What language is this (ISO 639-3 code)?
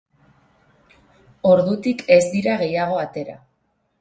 eus